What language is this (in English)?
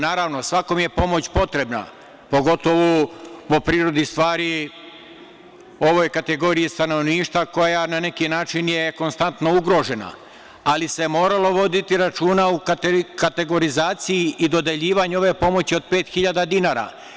Serbian